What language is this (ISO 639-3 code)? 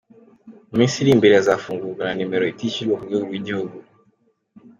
kin